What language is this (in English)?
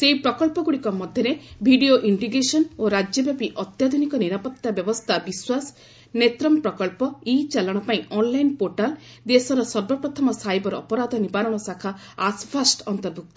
Odia